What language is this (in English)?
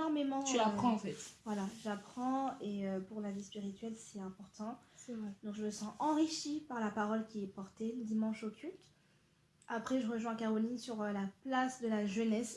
French